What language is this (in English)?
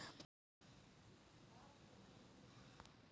Magahi